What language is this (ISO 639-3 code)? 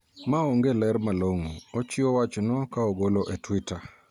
luo